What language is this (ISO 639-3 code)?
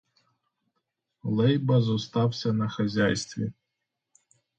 ukr